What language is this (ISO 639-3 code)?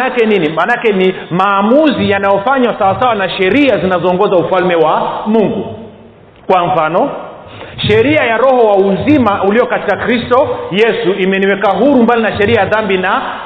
swa